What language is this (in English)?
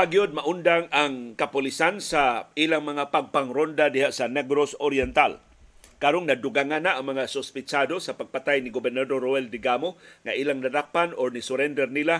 Filipino